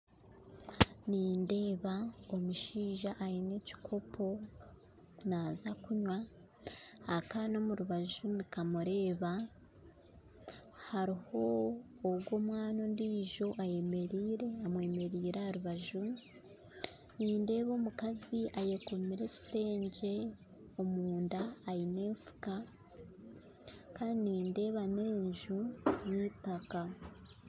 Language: Nyankole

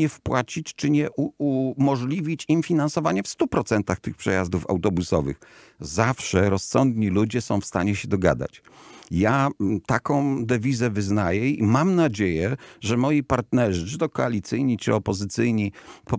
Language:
Polish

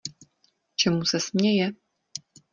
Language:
Czech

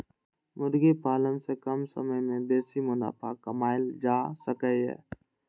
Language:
Maithili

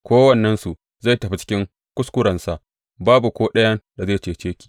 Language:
Hausa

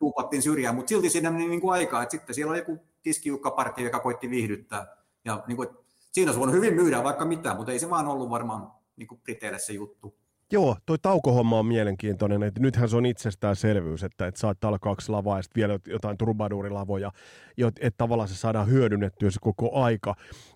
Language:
Finnish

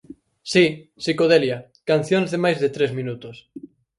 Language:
Galician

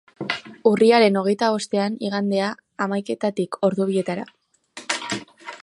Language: Basque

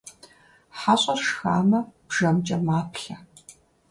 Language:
Kabardian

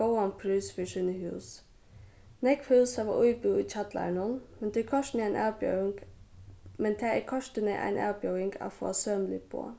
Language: Faroese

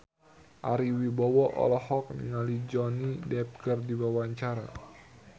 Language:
Sundanese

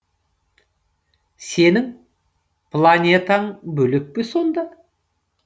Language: Kazakh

